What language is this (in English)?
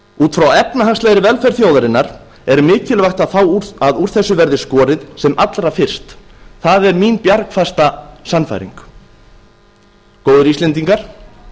Icelandic